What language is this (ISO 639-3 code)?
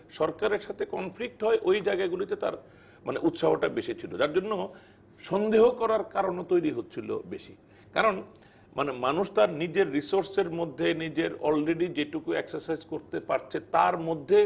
ben